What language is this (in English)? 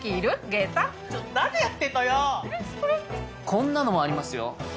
Japanese